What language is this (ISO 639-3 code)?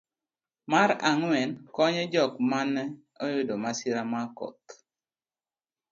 luo